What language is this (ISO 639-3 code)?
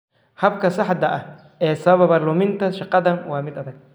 som